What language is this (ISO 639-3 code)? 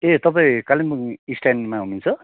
nep